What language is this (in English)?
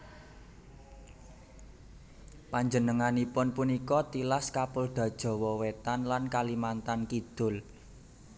Javanese